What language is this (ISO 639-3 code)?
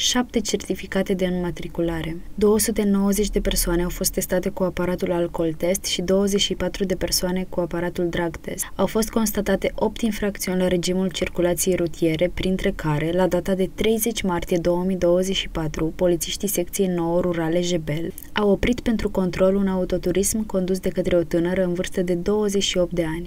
ron